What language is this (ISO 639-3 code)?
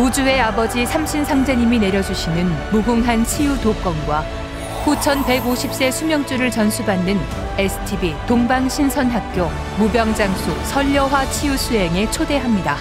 kor